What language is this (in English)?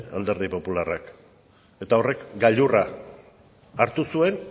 Basque